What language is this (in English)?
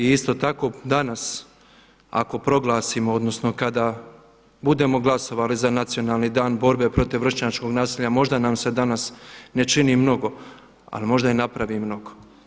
Croatian